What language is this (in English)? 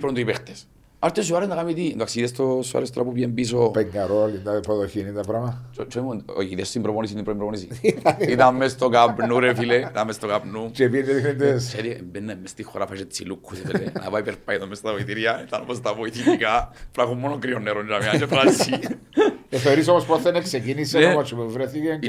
Greek